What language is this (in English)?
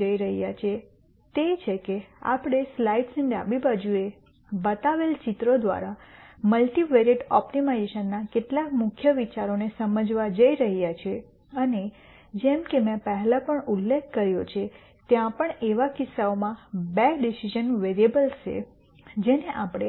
Gujarati